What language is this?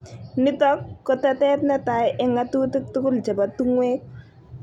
Kalenjin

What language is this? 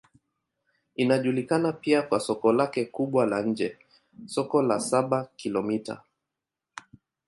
Swahili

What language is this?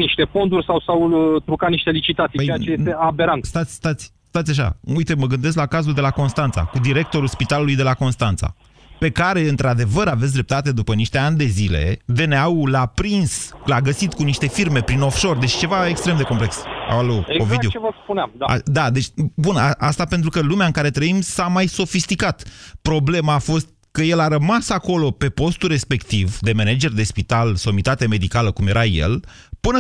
Romanian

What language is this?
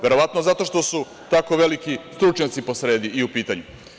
Serbian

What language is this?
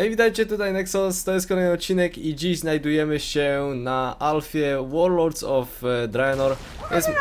Polish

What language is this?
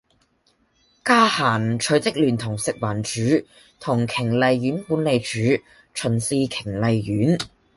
Cantonese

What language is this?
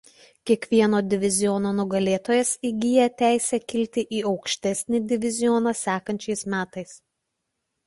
Lithuanian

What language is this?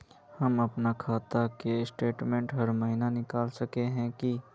Magahi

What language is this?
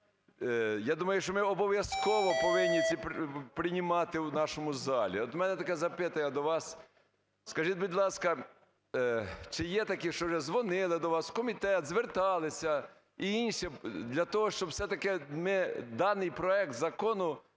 Ukrainian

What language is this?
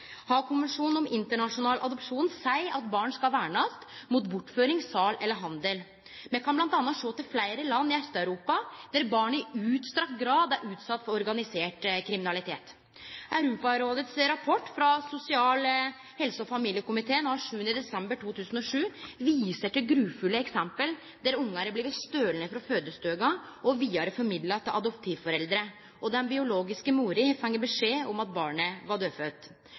Norwegian Nynorsk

